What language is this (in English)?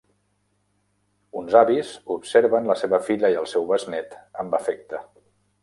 Catalan